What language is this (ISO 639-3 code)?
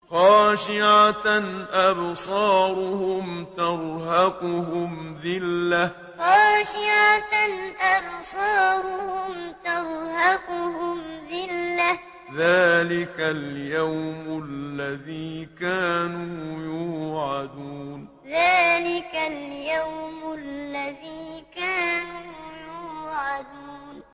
ara